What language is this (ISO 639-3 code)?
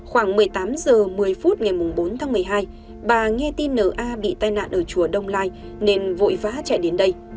vie